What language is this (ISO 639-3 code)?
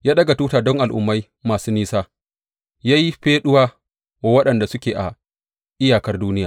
hau